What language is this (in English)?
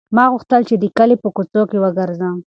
Pashto